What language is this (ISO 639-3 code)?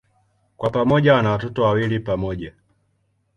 swa